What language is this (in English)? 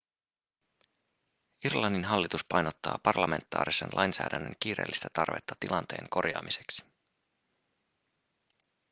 Finnish